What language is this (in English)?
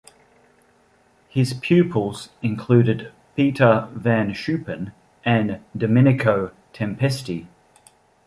English